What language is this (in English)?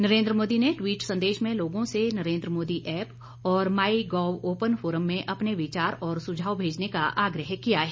Hindi